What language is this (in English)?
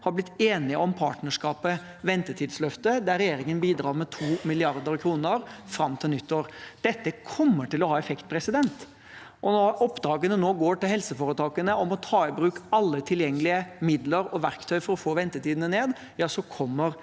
Norwegian